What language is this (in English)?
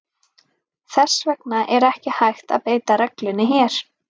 Icelandic